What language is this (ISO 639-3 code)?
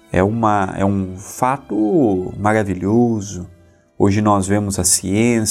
por